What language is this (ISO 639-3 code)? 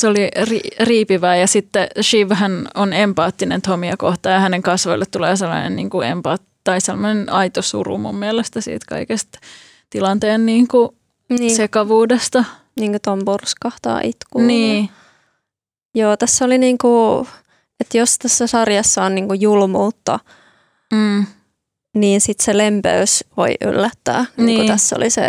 fin